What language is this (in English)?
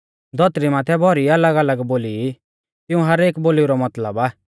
Mahasu Pahari